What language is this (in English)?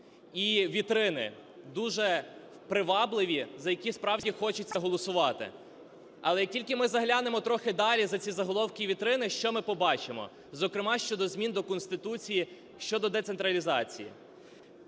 Ukrainian